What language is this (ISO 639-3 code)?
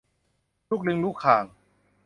tha